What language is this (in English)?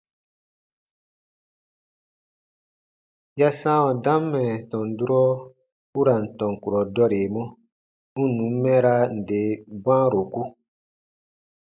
Baatonum